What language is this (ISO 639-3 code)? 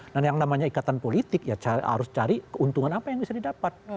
ind